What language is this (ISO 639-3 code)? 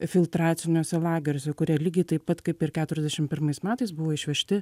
lit